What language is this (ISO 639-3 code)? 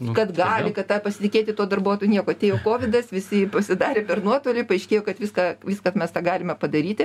lit